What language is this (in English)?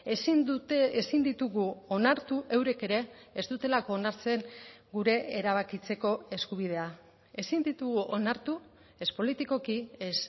Basque